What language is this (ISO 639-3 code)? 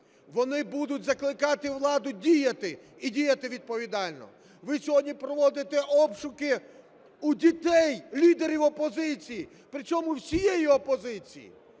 ukr